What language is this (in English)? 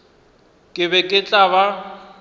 Northern Sotho